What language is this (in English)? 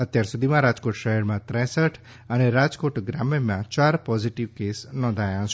Gujarati